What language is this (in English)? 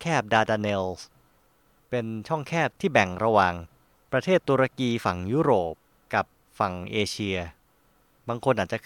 Thai